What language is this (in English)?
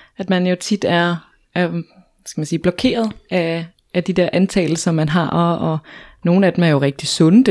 Danish